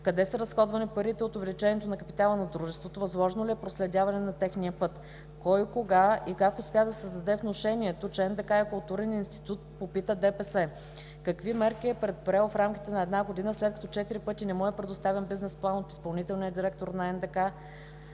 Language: Bulgarian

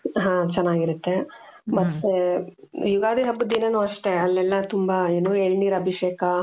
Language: Kannada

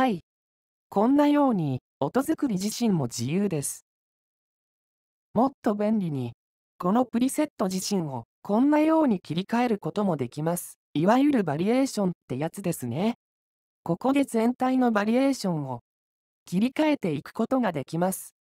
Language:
Japanese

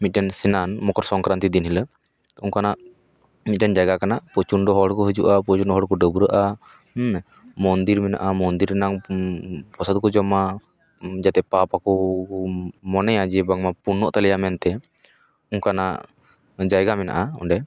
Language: Santali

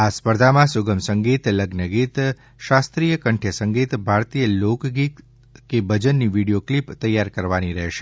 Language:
Gujarati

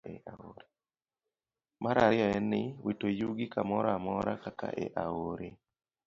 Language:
Luo (Kenya and Tanzania)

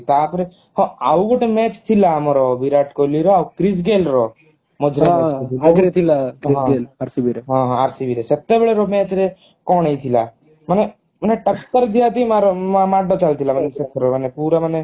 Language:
Odia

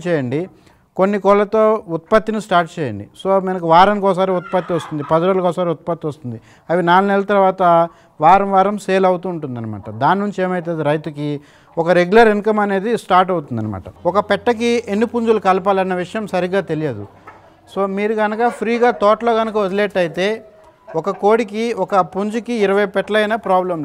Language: Telugu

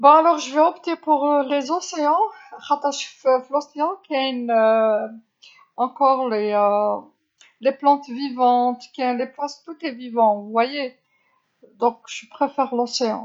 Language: Algerian Arabic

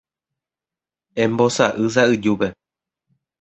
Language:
Guarani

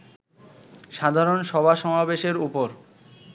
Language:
Bangla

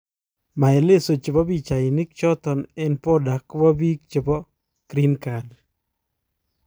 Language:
Kalenjin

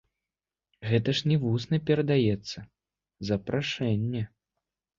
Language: Belarusian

